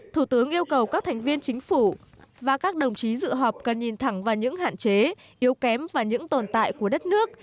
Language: Vietnamese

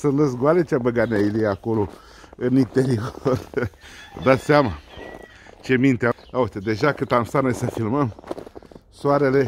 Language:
Romanian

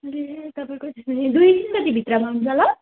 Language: Nepali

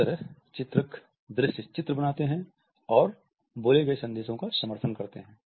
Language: Hindi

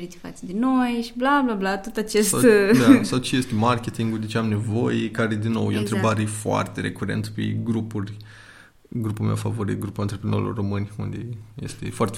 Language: Romanian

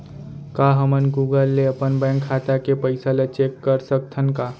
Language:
Chhattisgarhi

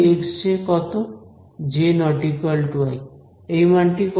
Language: Bangla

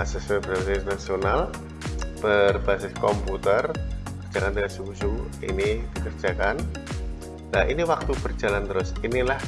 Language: Indonesian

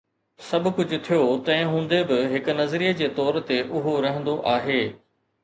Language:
Sindhi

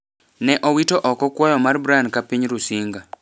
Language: Luo (Kenya and Tanzania)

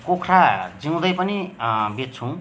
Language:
Nepali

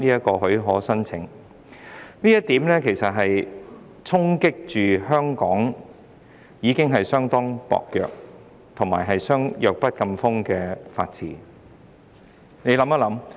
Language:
Cantonese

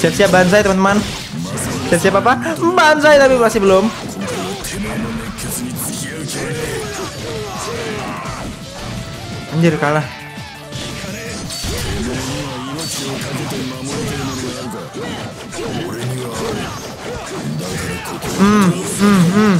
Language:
Indonesian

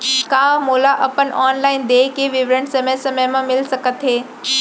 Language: Chhattisgarhi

